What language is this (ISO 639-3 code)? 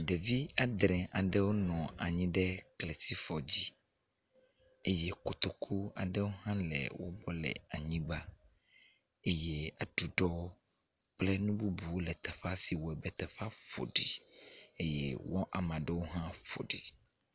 ewe